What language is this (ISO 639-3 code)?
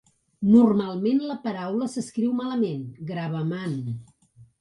cat